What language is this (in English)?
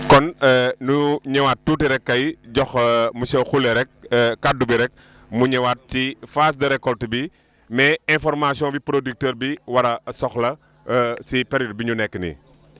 Wolof